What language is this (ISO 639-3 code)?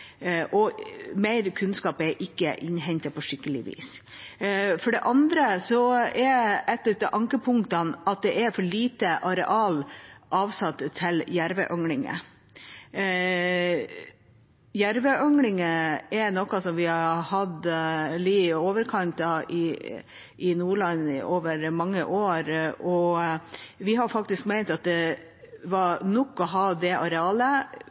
nob